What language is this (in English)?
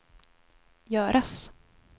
Swedish